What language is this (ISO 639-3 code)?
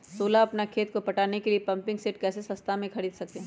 mag